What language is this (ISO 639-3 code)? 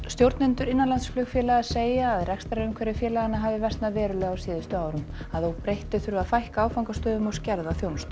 isl